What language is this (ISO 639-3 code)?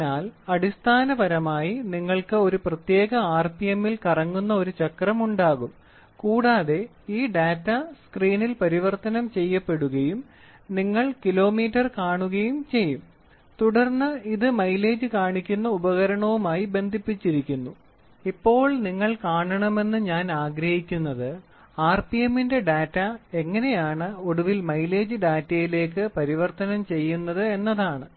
mal